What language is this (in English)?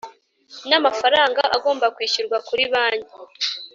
Kinyarwanda